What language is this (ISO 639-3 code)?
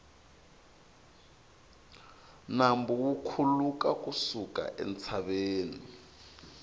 tso